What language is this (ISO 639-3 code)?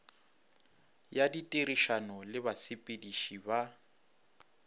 nso